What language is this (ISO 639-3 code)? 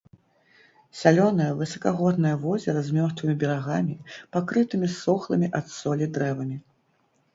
bel